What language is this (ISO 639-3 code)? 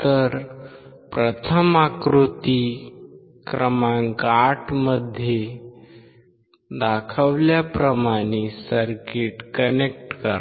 mar